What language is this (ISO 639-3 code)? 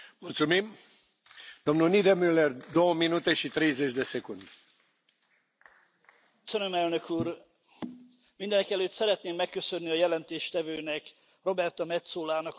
hun